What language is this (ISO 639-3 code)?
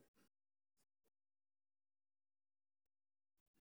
som